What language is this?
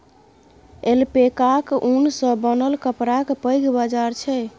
Maithili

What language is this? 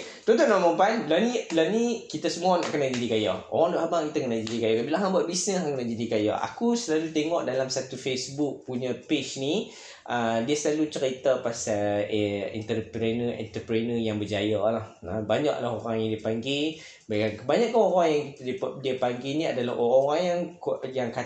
Malay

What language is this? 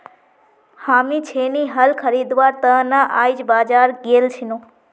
Magahi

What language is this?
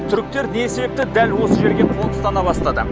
Kazakh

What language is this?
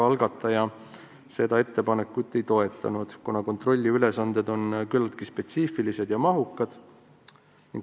Estonian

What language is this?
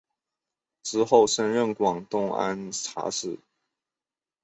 Chinese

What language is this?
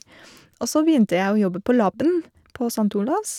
Norwegian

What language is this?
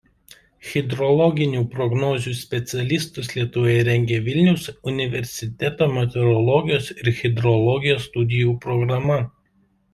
Lithuanian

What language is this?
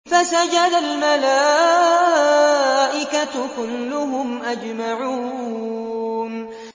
Arabic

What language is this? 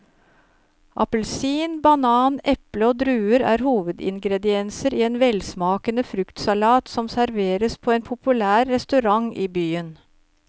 Norwegian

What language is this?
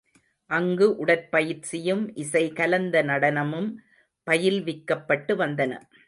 Tamil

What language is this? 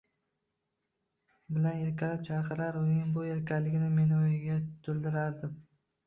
Uzbek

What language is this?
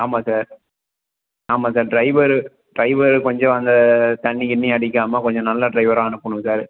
Tamil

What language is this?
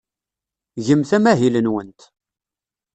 Kabyle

